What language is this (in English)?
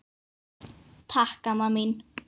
Icelandic